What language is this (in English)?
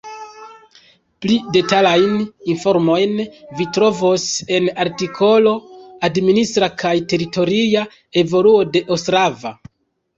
Esperanto